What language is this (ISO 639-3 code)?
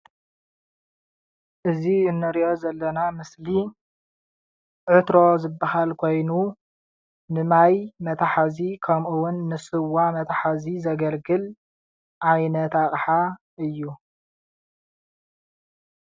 tir